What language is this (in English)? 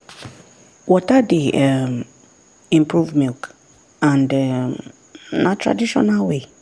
Nigerian Pidgin